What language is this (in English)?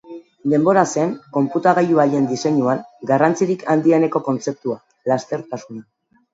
Basque